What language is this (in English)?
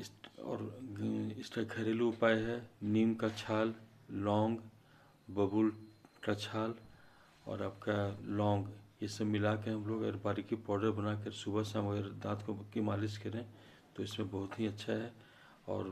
Hindi